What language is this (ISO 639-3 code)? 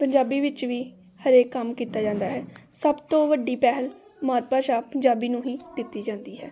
pan